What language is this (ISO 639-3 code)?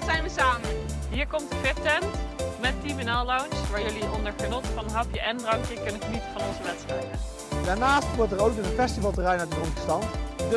nld